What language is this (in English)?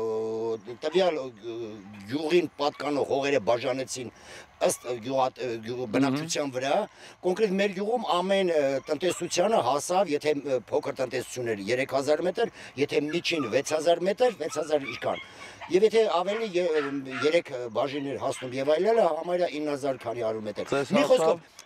Turkish